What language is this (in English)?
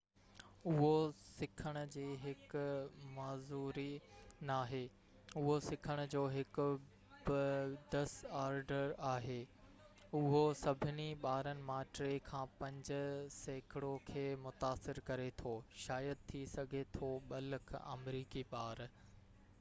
Sindhi